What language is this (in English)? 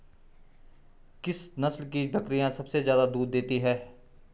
Hindi